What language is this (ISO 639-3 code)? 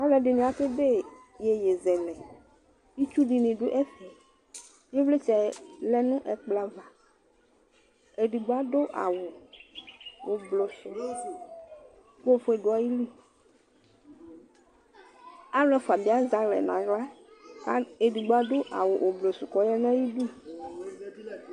kpo